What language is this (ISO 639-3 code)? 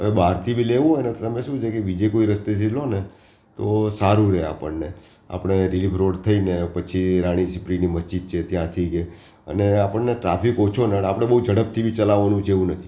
guj